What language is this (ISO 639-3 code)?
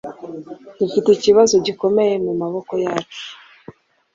kin